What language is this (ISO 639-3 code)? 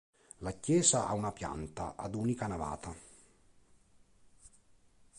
ita